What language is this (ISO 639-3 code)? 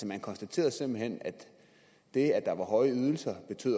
dan